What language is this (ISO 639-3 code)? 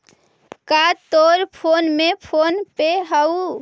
mag